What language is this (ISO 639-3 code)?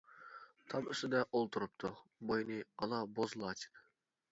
uig